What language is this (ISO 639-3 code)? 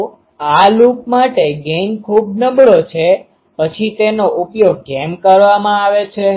guj